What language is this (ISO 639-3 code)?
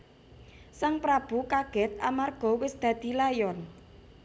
jav